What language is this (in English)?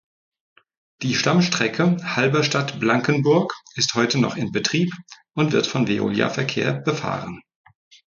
German